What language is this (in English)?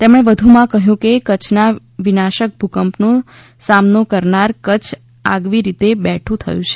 Gujarati